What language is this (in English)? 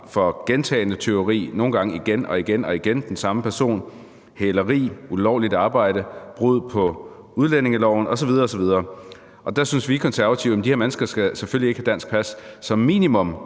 Danish